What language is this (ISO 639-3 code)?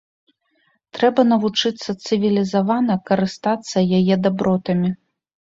bel